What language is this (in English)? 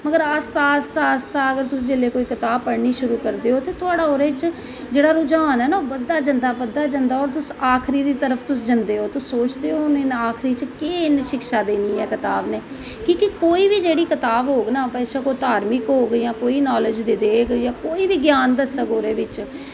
Dogri